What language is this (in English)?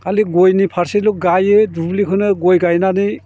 Bodo